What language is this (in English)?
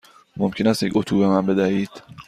Persian